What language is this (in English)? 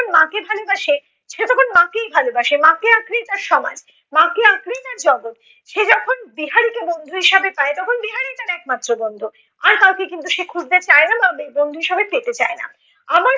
Bangla